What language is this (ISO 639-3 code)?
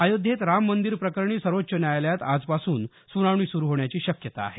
mar